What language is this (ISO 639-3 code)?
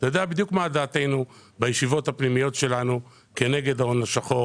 heb